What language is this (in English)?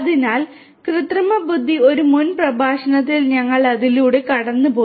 Malayalam